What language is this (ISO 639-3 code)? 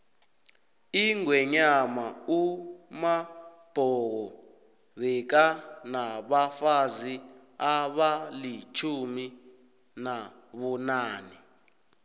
nbl